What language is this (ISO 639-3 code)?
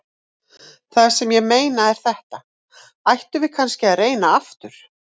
isl